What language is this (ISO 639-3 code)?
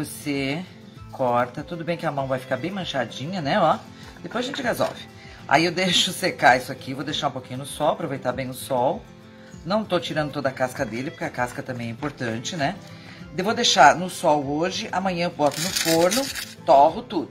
por